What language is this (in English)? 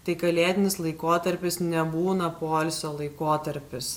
Lithuanian